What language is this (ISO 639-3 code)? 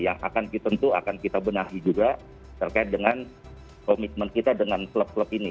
ind